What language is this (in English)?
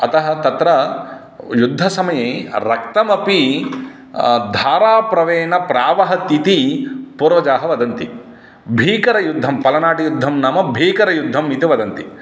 Sanskrit